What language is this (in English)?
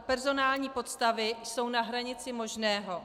Czech